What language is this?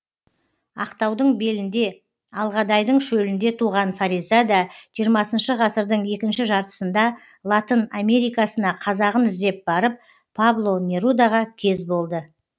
Kazakh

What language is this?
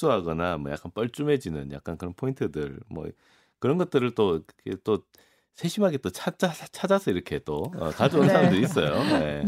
Korean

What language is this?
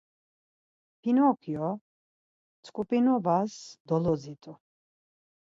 Laz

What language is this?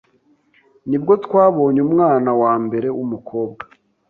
Kinyarwanda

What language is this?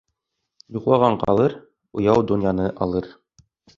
Bashkir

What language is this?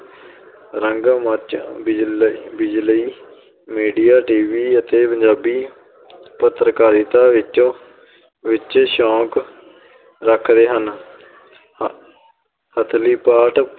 Punjabi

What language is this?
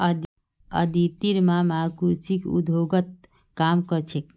Magahi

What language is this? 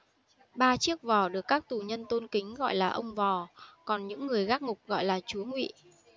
Vietnamese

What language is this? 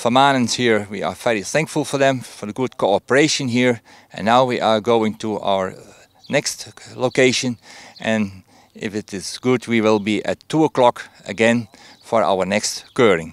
Dutch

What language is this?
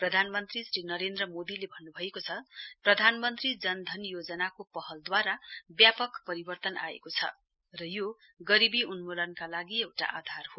Nepali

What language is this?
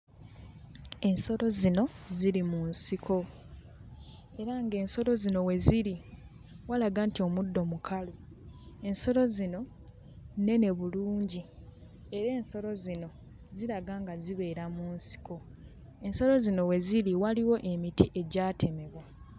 Ganda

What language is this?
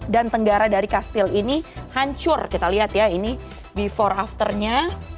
Indonesian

